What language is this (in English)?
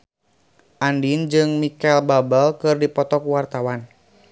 Sundanese